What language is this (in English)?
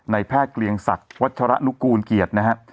Thai